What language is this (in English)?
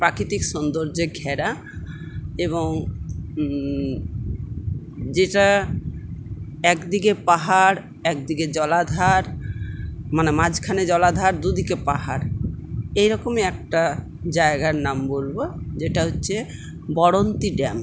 Bangla